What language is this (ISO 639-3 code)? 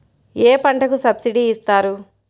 tel